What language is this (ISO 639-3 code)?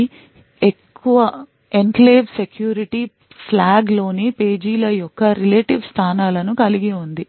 tel